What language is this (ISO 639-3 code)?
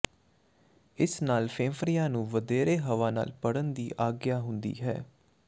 pan